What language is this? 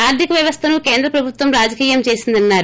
Telugu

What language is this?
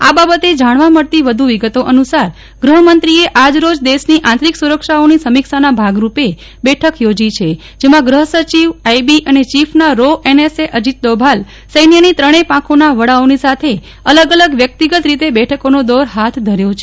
Gujarati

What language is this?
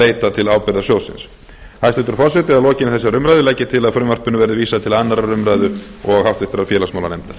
Icelandic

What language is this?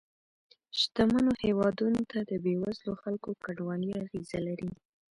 Pashto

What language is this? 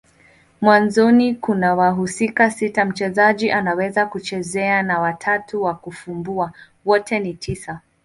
Swahili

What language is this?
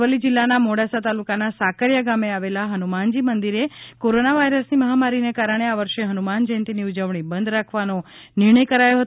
Gujarati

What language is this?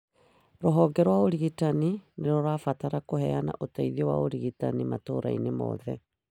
Kikuyu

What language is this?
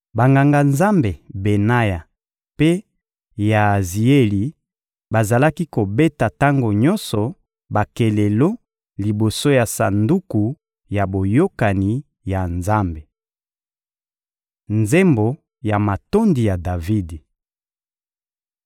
Lingala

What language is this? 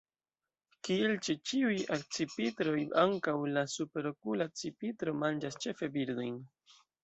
Esperanto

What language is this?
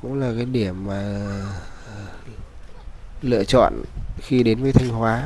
Vietnamese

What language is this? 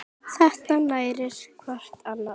Icelandic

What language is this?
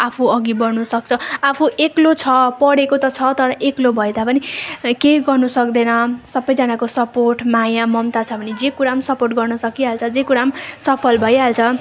Nepali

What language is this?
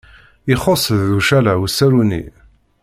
Kabyle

